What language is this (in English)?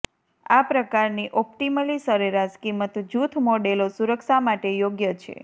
Gujarati